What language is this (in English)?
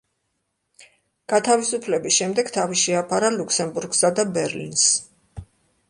Georgian